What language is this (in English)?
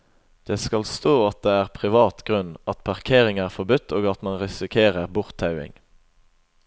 Norwegian